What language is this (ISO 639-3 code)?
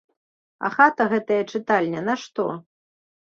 bel